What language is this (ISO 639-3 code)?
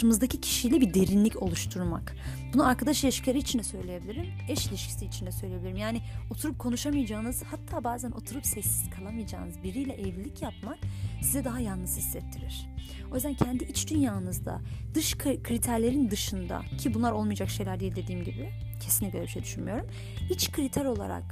tur